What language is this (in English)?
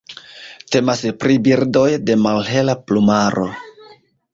Esperanto